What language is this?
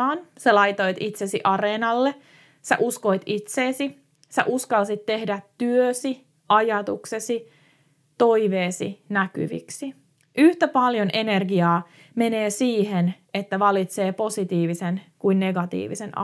Finnish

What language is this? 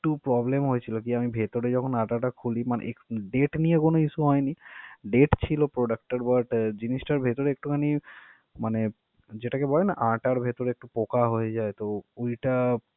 Bangla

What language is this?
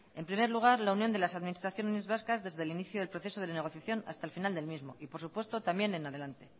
Spanish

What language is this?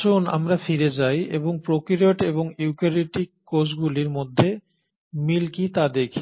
Bangla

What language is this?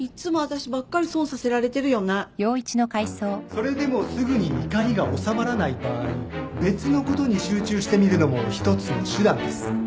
Japanese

